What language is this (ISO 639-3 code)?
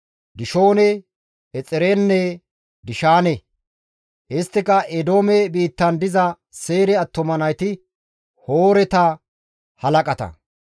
gmv